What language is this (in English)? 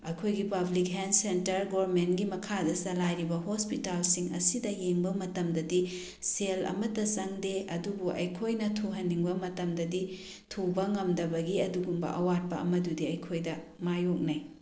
Manipuri